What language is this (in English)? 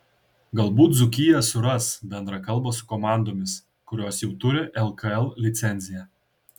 Lithuanian